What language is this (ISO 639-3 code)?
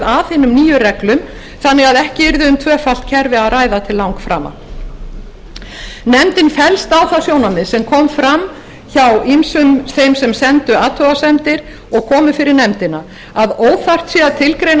isl